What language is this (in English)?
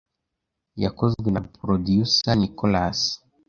Kinyarwanda